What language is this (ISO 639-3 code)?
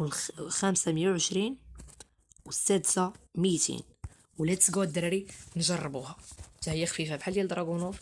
ara